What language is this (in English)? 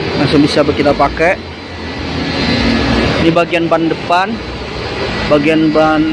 Indonesian